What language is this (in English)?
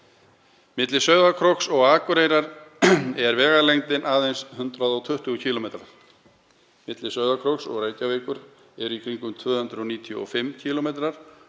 Icelandic